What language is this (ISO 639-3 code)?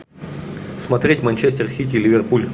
rus